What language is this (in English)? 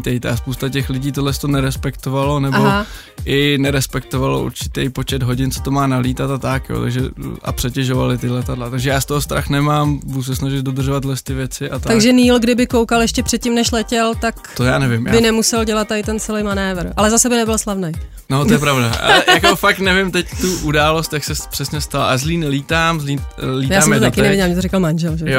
Czech